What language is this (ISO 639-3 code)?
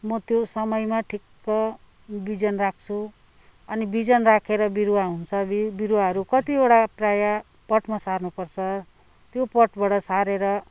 nep